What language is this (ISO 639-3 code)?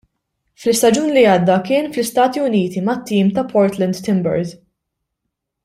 mlt